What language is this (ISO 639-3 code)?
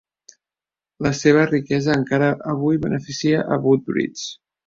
cat